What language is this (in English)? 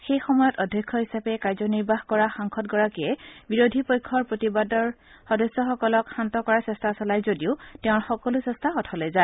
Assamese